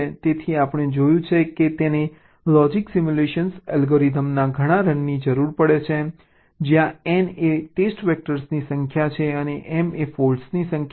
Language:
Gujarati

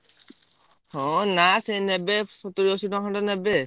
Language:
Odia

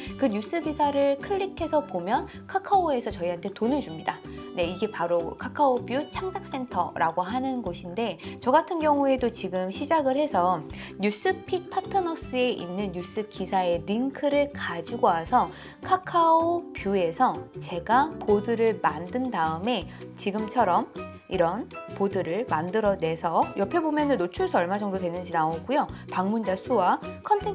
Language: Korean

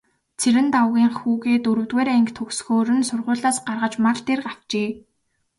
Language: Mongolian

